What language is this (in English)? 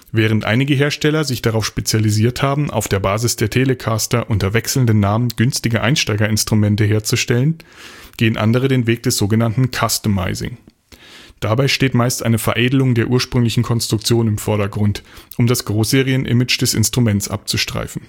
German